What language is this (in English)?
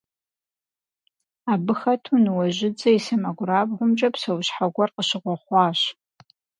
Kabardian